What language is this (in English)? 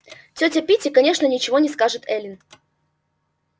Russian